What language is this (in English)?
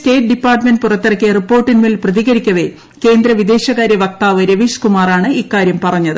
Malayalam